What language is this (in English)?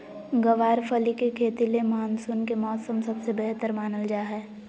Magahi